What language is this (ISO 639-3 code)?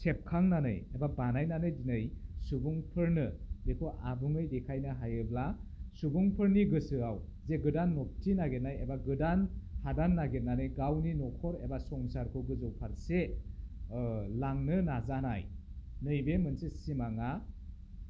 brx